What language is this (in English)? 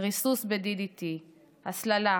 Hebrew